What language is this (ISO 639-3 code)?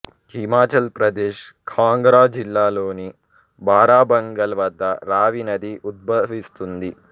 tel